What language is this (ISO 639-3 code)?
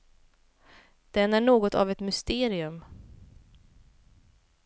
swe